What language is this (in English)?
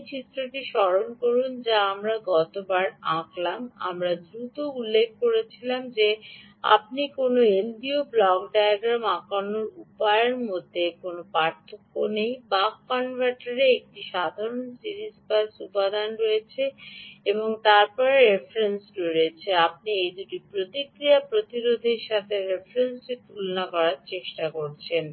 Bangla